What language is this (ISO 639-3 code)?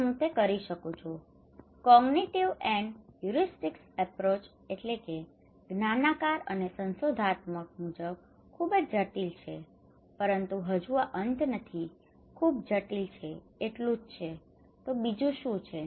guj